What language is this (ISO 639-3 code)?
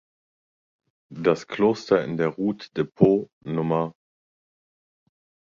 deu